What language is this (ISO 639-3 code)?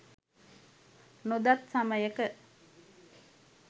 sin